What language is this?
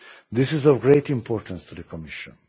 English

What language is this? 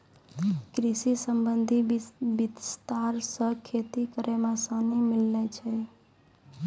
Maithili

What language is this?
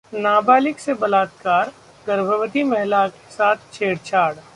Hindi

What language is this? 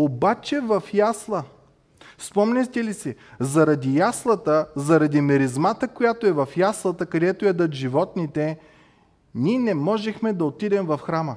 Bulgarian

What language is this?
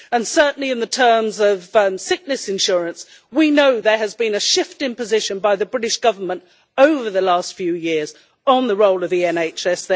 English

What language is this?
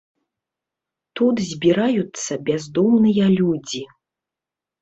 Belarusian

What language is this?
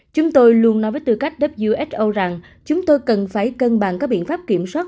Vietnamese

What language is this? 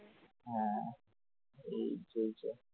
Bangla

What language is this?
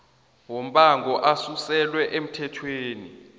South Ndebele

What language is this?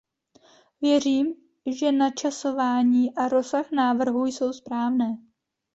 Czech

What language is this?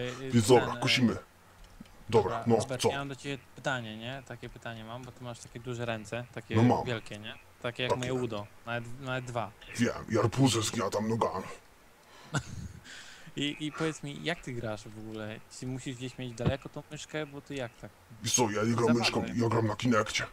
Polish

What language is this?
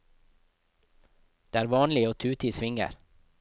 Norwegian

